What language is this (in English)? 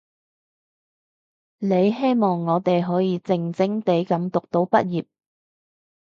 Cantonese